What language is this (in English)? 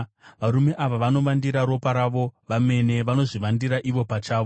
Shona